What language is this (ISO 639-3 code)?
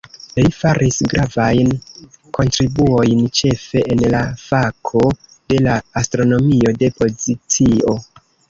epo